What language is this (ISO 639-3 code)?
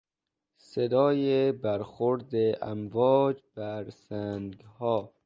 fas